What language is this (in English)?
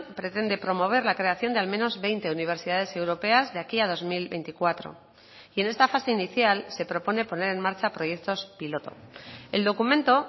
Spanish